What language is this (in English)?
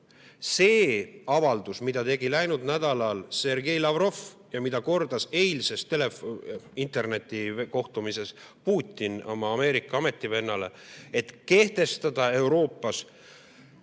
Estonian